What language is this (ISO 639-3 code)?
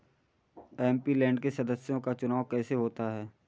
hin